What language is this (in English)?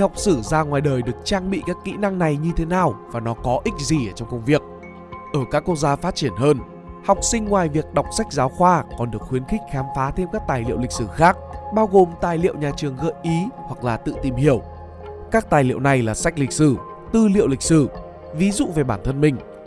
Vietnamese